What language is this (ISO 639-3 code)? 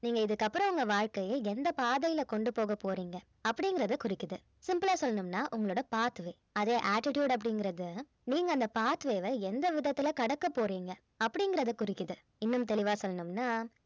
tam